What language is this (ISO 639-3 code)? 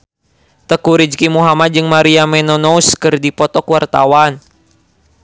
sun